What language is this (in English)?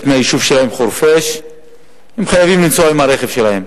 Hebrew